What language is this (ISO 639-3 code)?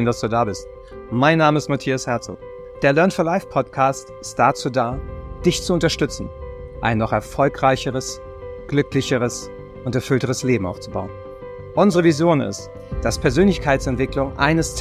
deu